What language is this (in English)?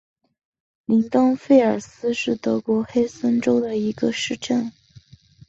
Chinese